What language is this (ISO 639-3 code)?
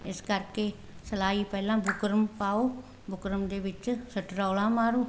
pan